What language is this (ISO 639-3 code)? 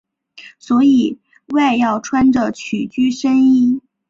zho